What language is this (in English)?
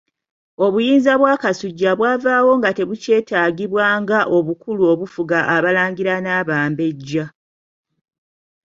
Ganda